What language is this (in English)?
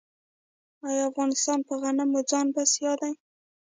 Pashto